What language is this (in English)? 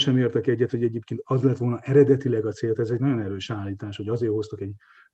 Hungarian